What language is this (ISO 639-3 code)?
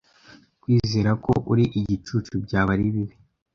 kin